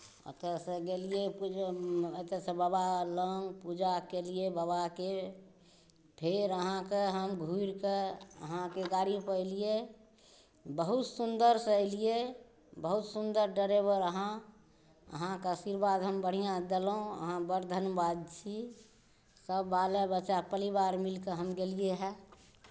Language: Maithili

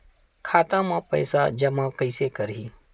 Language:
Chhattisgarhi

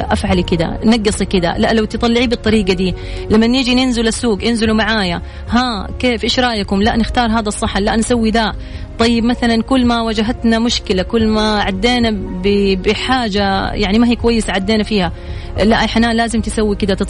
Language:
Arabic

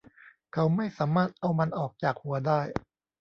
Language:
Thai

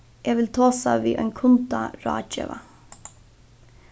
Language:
Faroese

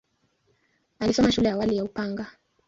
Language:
Swahili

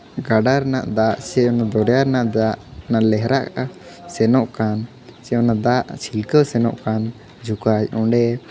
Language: Santali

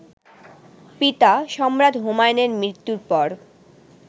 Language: Bangla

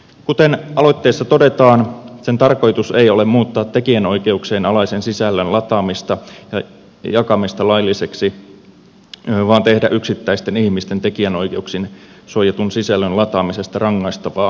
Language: Finnish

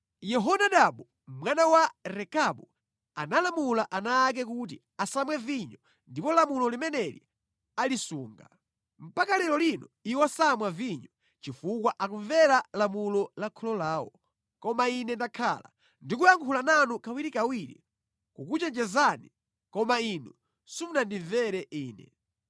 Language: Nyanja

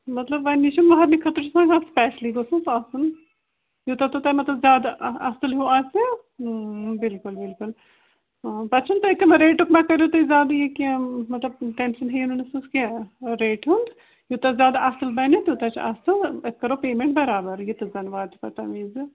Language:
Kashmiri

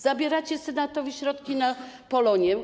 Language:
Polish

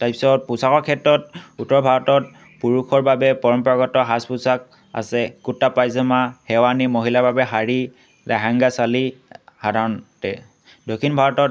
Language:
Assamese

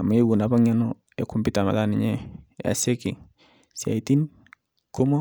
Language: Masai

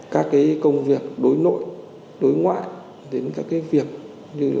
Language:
Vietnamese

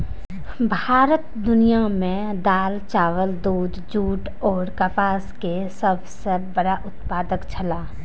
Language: Maithili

